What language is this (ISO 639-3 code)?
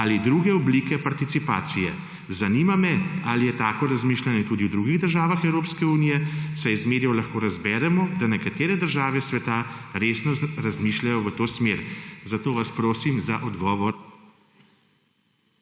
slv